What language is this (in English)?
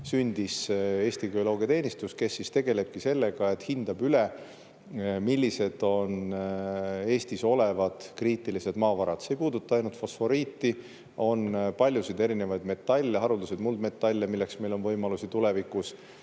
Estonian